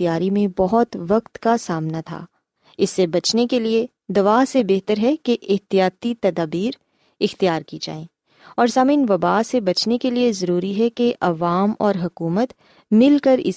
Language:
Urdu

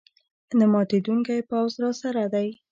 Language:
Pashto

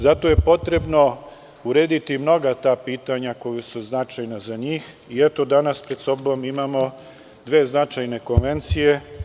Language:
Serbian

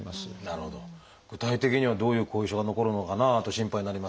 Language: Japanese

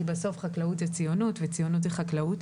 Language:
Hebrew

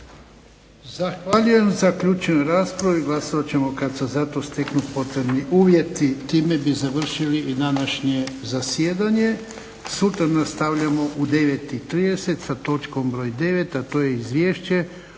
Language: Croatian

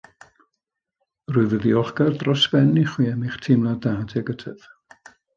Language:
Welsh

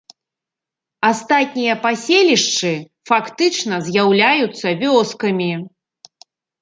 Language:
Belarusian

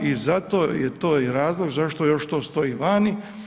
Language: Croatian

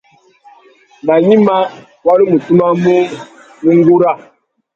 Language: Tuki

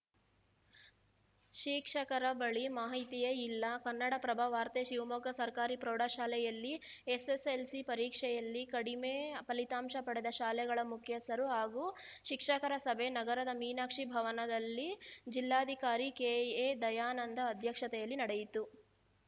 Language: Kannada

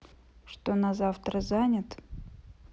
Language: Russian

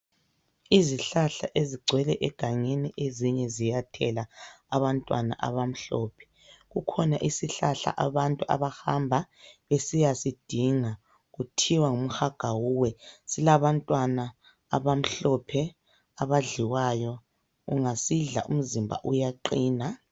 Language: North Ndebele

